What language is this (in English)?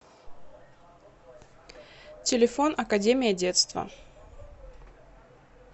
Russian